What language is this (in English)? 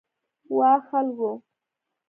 Pashto